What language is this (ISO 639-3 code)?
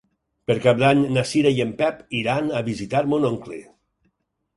cat